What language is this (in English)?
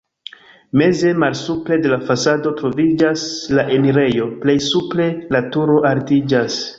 Esperanto